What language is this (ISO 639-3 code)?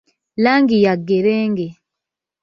lug